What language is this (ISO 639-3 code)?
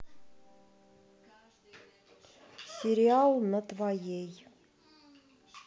rus